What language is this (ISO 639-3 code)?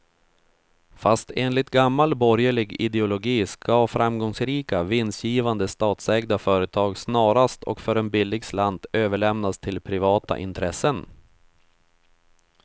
swe